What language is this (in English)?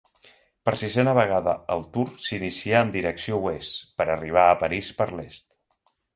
Catalan